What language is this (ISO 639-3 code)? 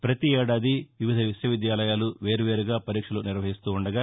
tel